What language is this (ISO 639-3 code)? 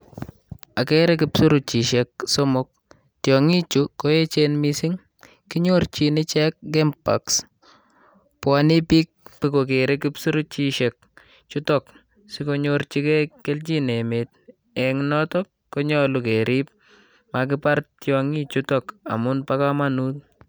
kln